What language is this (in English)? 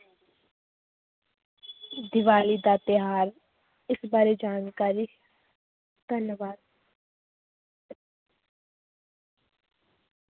Punjabi